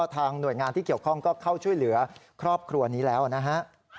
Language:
Thai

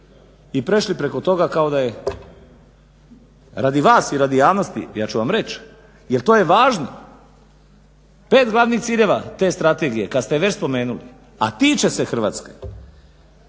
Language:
Croatian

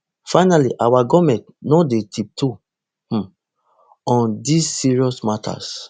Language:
Nigerian Pidgin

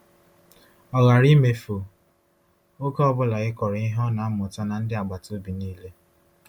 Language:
Igbo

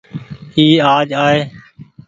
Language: Goaria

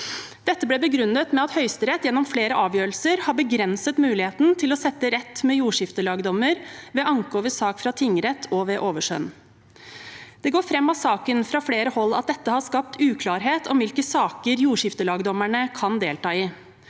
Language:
Norwegian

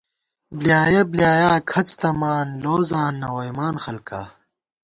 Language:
Gawar-Bati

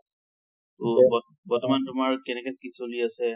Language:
Assamese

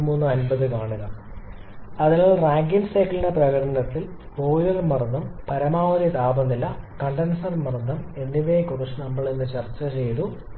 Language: Malayalam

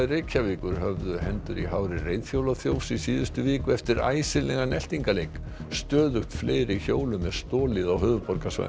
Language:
Icelandic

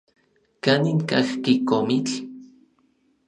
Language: Orizaba Nahuatl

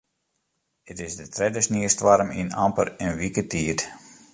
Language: Western Frisian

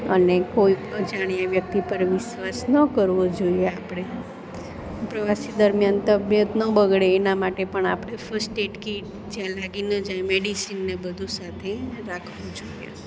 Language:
Gujarati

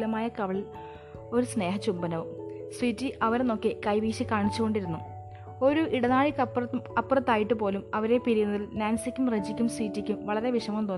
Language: Malayalam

